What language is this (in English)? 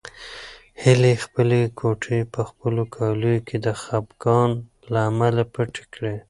Pashto